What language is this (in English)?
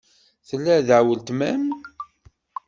Kabyle